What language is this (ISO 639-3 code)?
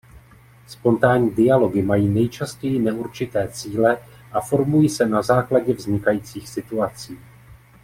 ces